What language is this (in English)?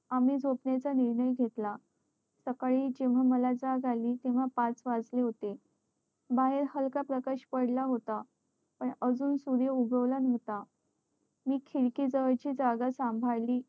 Marathi